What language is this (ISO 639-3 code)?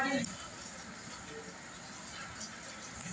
bho